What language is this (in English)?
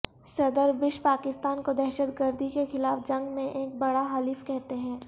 Urdu